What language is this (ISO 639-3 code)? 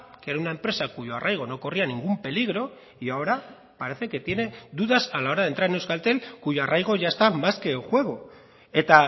spa